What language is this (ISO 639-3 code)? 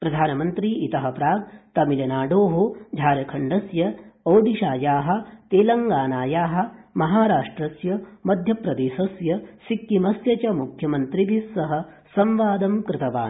san